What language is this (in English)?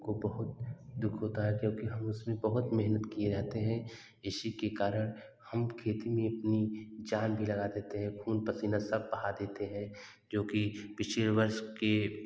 Hindi